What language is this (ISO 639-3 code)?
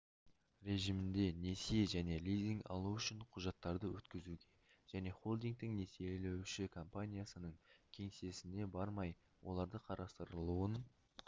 kaz